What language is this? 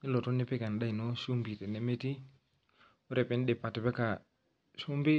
Masai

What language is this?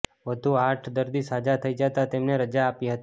Gujarati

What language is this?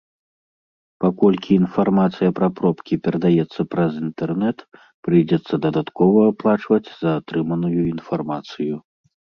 Belarusian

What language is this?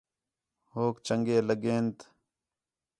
Khetrani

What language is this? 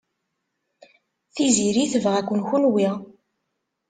Kabyle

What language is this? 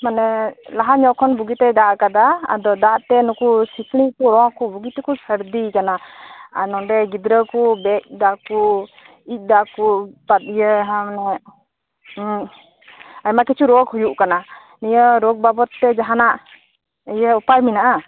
Santali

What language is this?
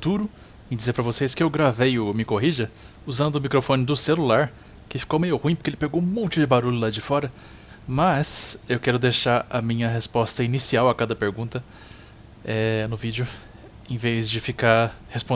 Portuguese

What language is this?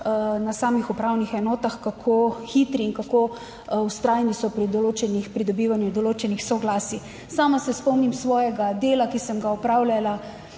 Slovenian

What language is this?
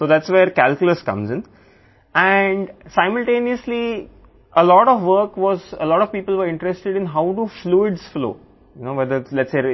Telugu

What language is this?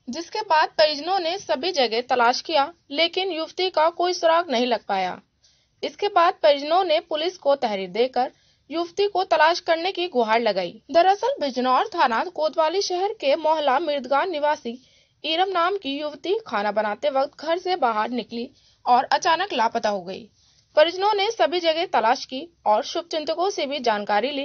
Hindi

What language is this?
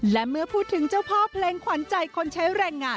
Thai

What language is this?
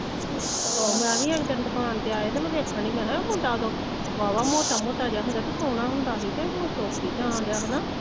Punjabi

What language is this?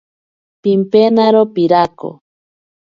Ashéninka Perené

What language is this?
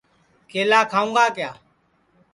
Sansi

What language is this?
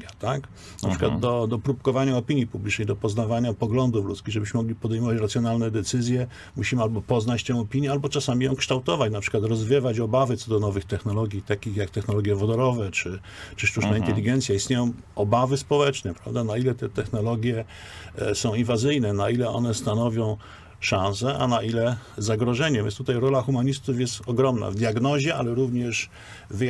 Polish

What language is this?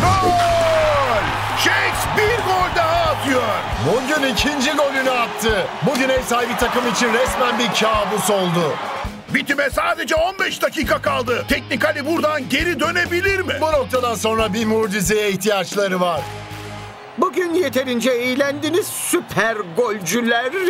Turkish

